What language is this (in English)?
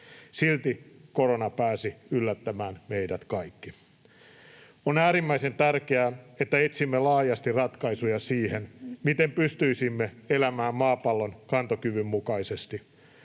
Finnish